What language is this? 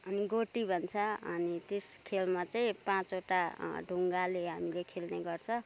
Nepali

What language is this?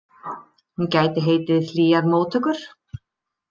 Icelandic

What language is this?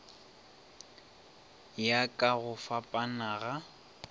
Northern Sotho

